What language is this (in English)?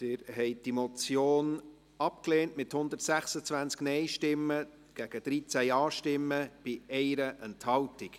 Swiss German